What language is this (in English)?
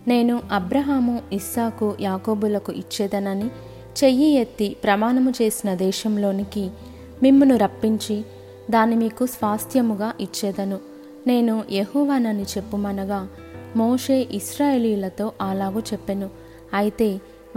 Telugu